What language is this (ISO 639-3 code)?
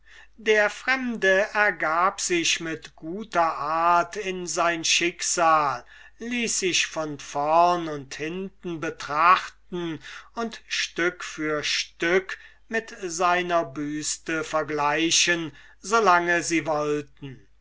deu